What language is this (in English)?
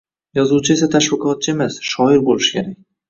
Uzbek